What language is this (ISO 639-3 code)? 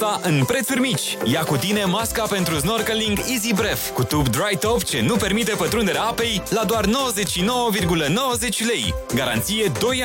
ron